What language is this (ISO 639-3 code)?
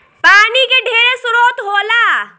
bho